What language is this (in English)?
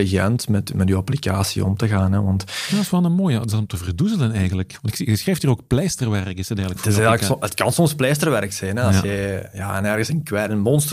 Dutch